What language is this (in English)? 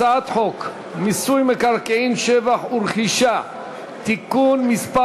Hebrew